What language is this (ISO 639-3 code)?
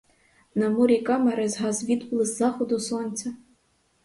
ukr